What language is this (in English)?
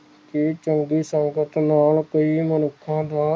Punjabi